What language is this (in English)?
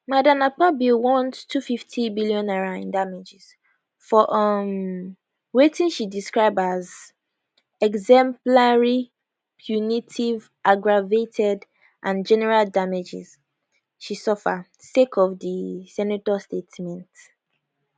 Nigerian Pidgin